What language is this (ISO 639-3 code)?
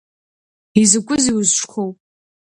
abk